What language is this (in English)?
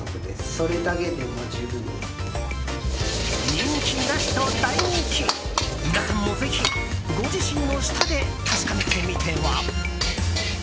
Japanese